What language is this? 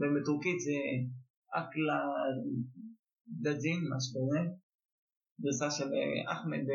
Hebrew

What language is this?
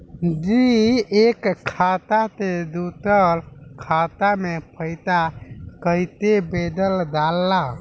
Bhojpuri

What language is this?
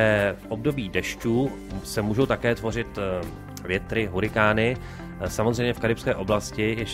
Czech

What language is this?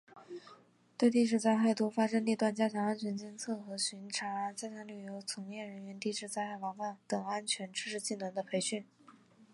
Chinese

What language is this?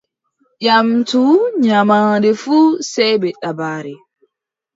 Adamawa Fulfulde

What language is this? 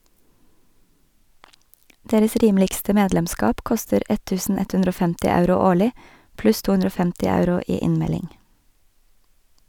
Norwegian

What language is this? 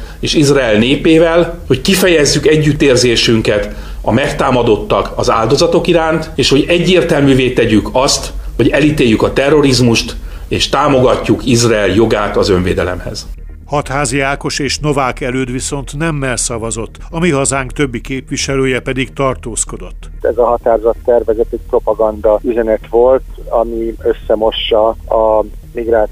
Hungarian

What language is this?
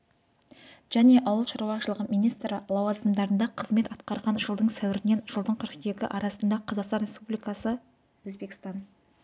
Kazakh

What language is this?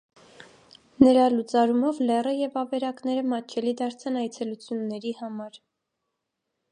Armenian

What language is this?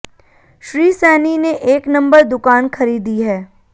Hindi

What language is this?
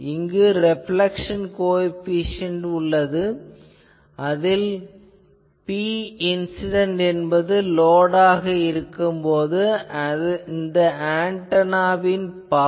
Tamil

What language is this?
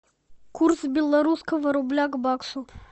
Russian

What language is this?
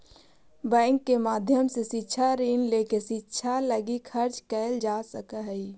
Magahi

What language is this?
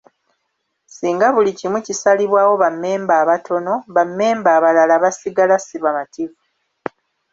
Ganda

